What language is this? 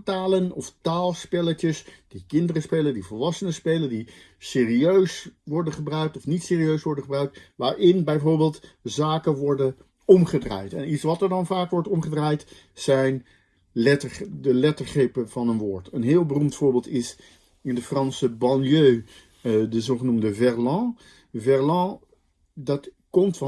Dutch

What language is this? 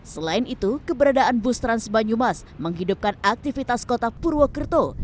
Indonesian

